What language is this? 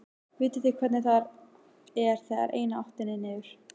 Icelandic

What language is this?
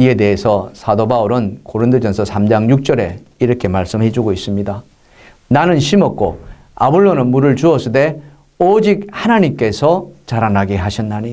Korean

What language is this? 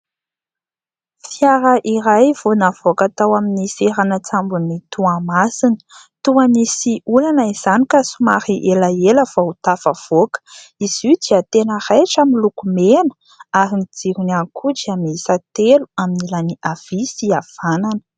Malagasy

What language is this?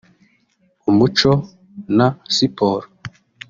Kinyarwanda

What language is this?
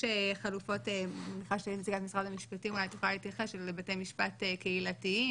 Hebrew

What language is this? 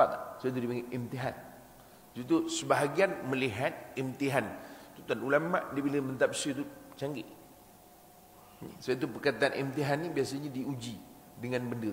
Malay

